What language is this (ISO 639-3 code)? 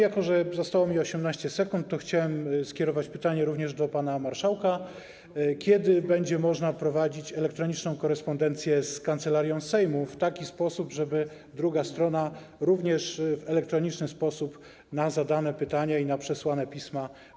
pol